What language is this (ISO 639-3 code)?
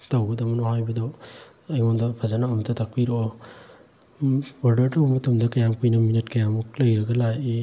mni